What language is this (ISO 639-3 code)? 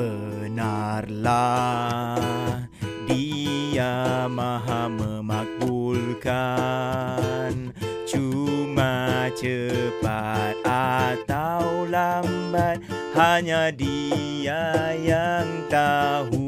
msa